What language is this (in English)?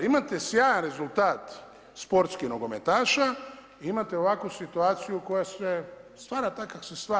Croatian